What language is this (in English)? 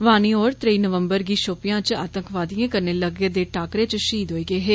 Dogri